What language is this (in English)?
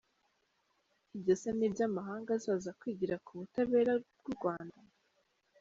Kinyarwanda